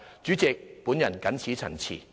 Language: Cantonese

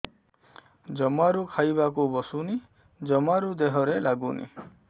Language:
Odia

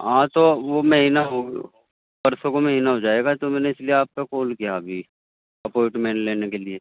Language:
Urdu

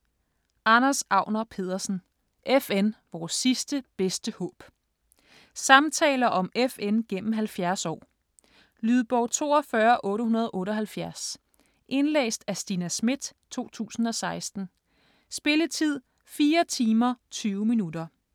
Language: Danish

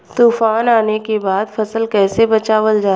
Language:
Bhojpuri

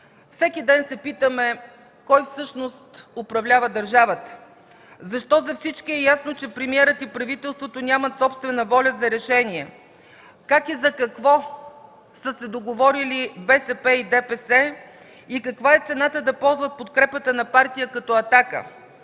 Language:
Bulgarian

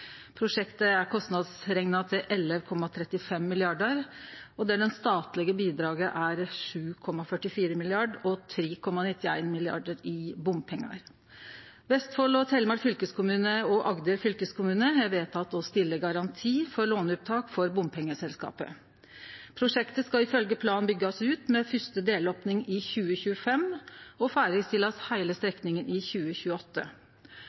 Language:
Norwegian Nynorsk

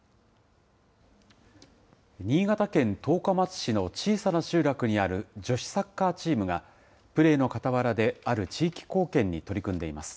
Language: Japanese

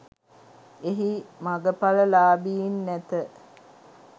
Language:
Sinhala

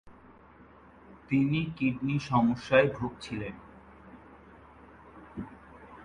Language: Bangla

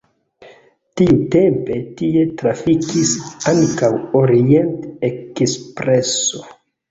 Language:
Esperanto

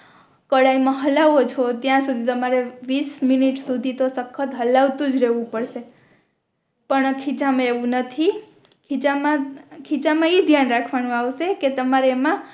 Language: Gujarati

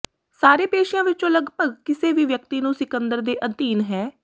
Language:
Punjabi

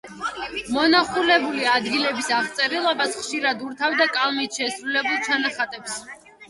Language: Georgian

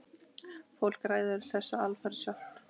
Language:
Icelandic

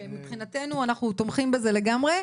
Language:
Hebrew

